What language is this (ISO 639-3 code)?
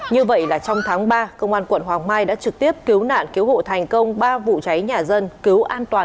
vie